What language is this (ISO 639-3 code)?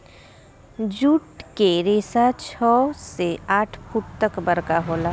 bho